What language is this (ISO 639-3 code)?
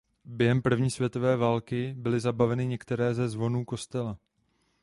ces